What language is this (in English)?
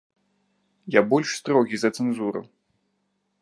Belarusian